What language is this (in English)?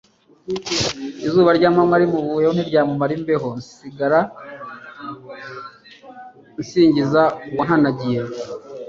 Kinyarwanda